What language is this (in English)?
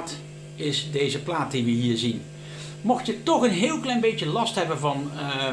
Dutch